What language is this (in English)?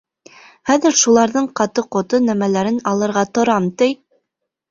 Bashkir